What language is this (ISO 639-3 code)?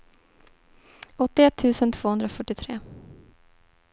swe